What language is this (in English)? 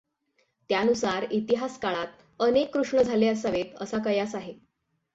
Marathi